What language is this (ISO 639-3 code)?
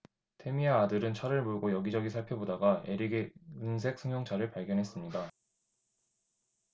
kor